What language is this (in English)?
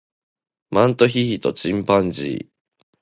Japanese